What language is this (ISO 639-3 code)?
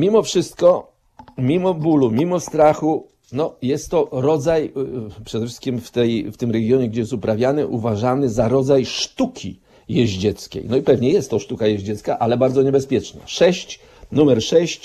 pol